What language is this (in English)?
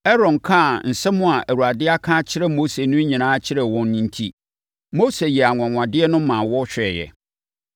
Akan